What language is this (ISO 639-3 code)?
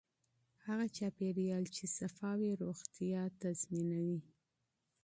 pus